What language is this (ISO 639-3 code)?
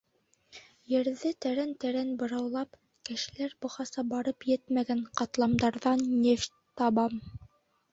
bak